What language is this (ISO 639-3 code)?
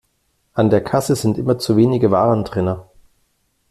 deu